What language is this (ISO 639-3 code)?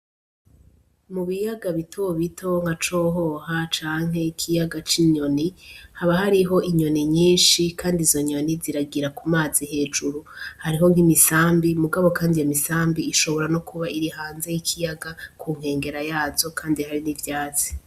run